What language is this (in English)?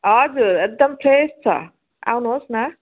Nepali